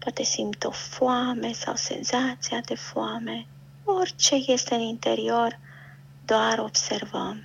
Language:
Romanian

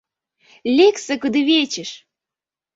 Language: Mari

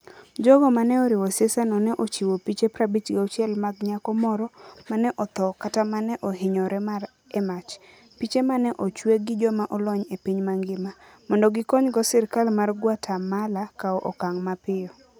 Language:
Luo (Kenya and Tanzania)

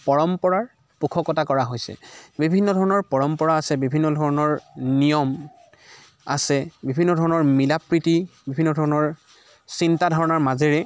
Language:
Assamese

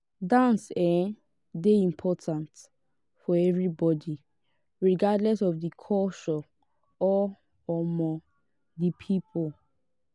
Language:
Nigerian Pidgin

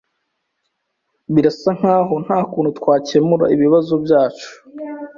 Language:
Kinyarwanda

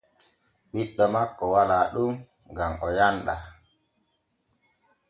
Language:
Borgu Fulfulde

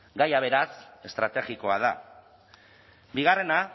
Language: Basque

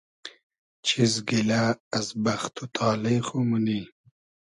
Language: Hazaragi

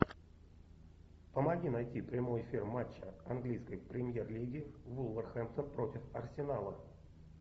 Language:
Russian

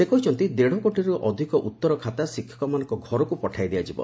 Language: Odia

